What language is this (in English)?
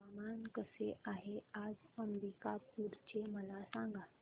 Marathi